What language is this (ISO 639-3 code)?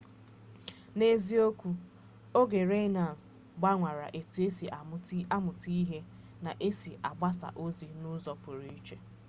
ibo